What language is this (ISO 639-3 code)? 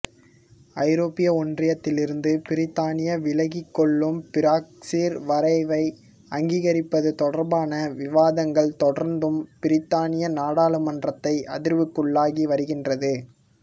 tam